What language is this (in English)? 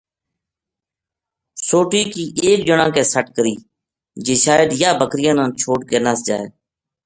Gujari